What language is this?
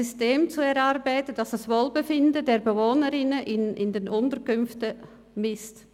Swiss German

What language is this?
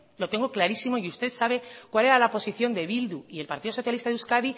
Spanish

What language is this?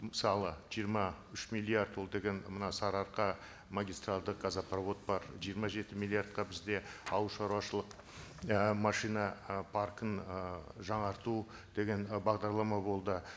Kazakh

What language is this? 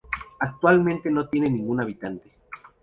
Spanish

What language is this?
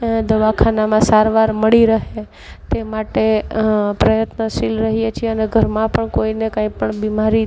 Gujarati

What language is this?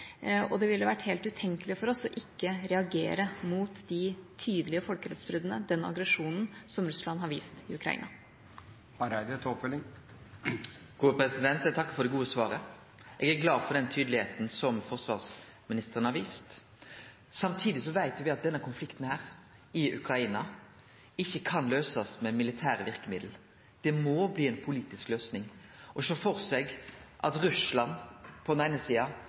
Norwegian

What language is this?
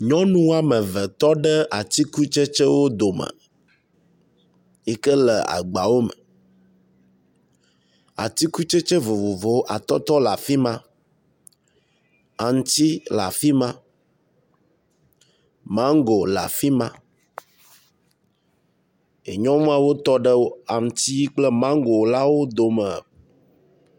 Ewe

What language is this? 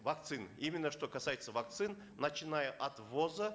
Kazakh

